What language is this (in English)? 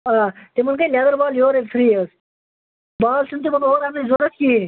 Kashmiri